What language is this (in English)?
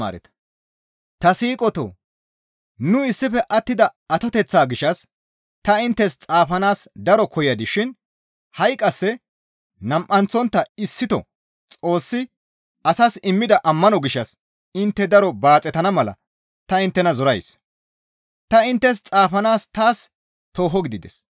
Gamo